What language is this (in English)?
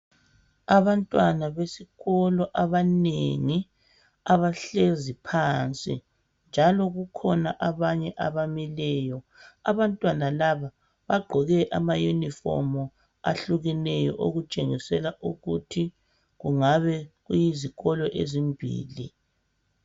North Ndebele